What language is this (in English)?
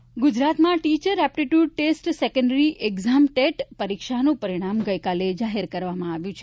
Gujarati